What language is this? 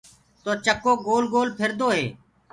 Gurgula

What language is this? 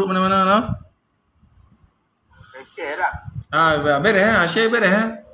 Malay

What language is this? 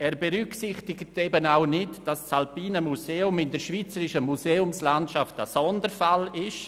Swiss German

